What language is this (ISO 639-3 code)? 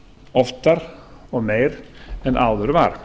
isl